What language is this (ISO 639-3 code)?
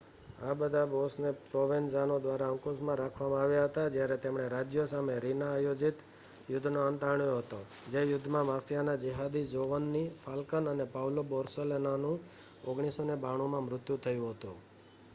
guj